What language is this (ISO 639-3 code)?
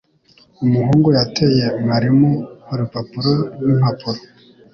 kin